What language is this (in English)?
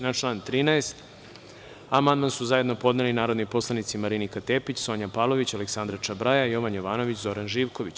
Serbian